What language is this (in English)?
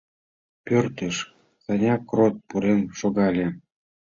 Mari